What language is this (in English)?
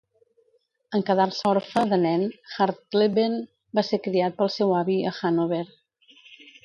Catalan